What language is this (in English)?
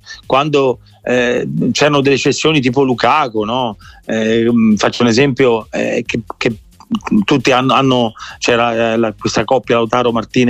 Italian